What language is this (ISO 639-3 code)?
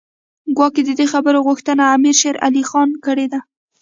pus